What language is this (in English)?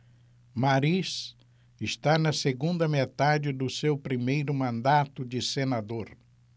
Portuguese